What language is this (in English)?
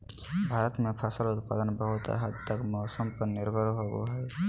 Magahi